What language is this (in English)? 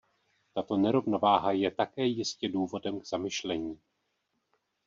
Czech